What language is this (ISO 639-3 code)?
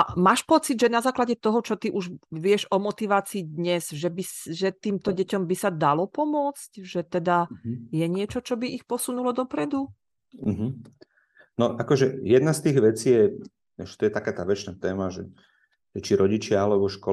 slk